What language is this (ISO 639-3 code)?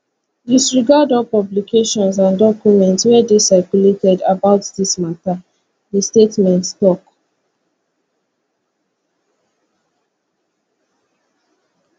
pcm